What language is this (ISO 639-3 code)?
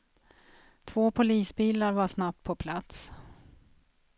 swe